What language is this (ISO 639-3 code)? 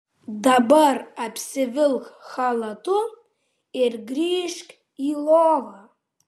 lit